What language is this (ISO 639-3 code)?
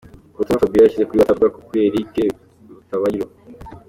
kin